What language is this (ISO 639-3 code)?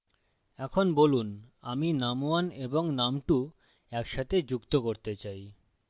ben